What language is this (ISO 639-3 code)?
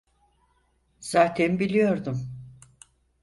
tur